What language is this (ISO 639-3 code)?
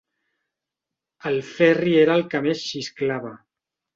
cat